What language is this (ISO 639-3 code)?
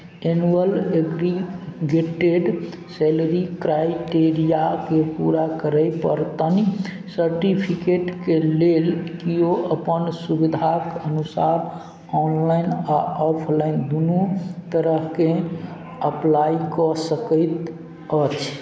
mai